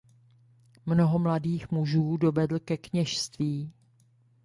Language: Czech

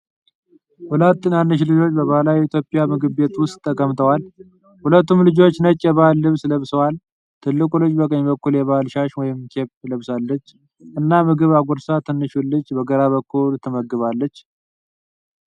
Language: Amharic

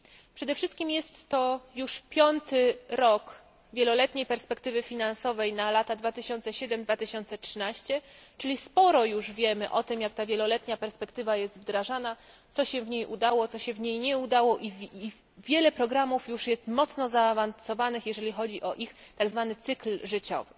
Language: Polish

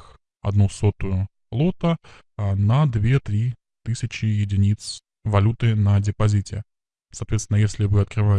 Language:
Russian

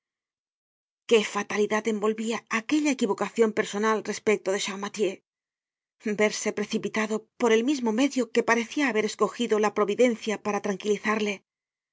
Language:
Spanish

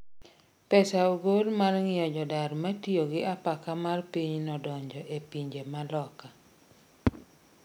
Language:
Luo (Kenya and Tanzania)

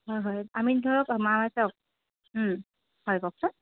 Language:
Assamese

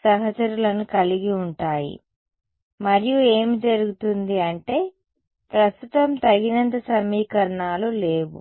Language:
Telugu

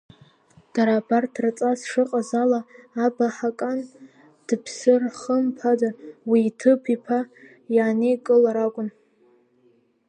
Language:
Abkhazian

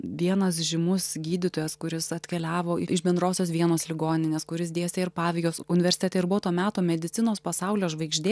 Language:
Lithuanian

